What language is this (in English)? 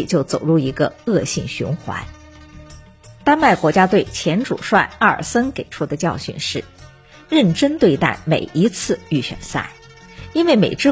Chinese